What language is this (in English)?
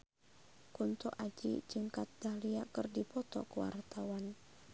Sundanese